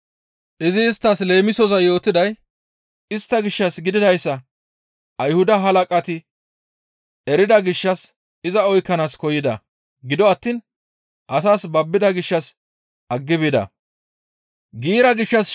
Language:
Gamo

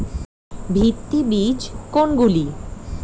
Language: Bangla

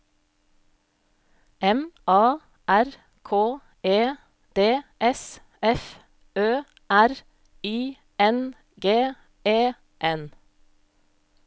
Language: Norwegian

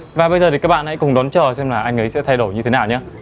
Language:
Vietnamese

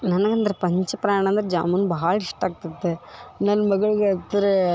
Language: Kannada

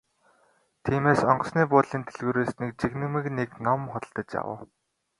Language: Mongolian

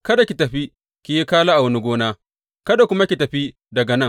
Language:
Hausa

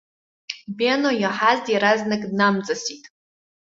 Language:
Abkhazian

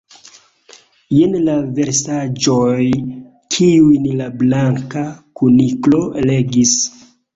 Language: Esperanto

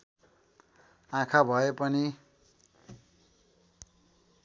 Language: Nepali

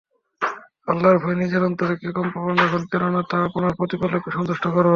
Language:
Bangla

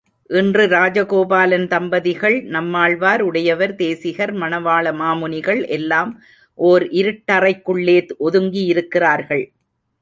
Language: Tamil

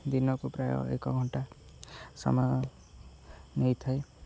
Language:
Odia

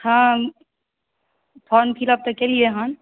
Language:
Maithili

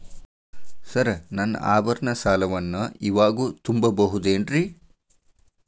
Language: Kannada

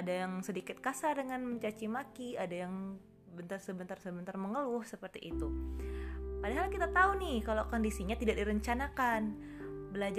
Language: Indonesian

